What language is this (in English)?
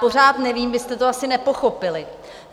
Czech